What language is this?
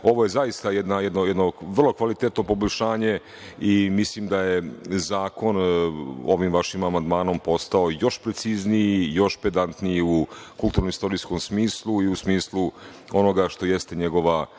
Serbian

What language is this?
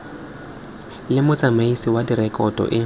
Tswana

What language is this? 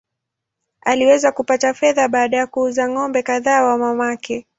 Swahili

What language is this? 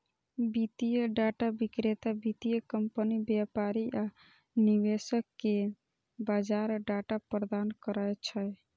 Maithili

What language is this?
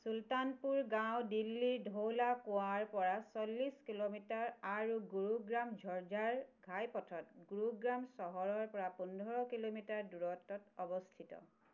Assamese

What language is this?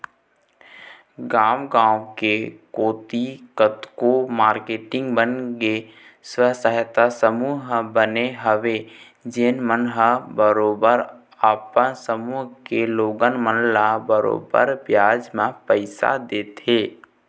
Chhattisgarhi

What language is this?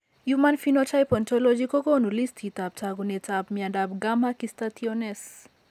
Kalenjin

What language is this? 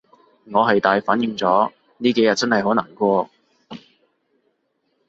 Cantonese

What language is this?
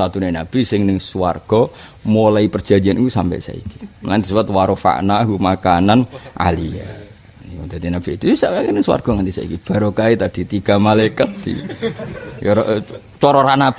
Indonesian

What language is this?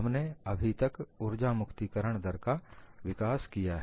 Hindi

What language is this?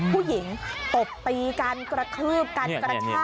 Thai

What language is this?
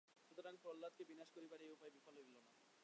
Bangla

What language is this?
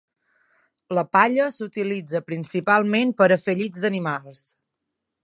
Catalan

